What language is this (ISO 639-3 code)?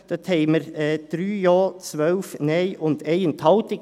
gsw